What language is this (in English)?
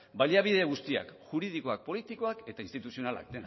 Basque